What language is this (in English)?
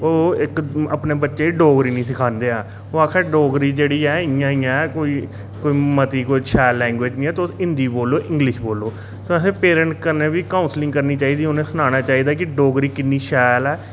Dogri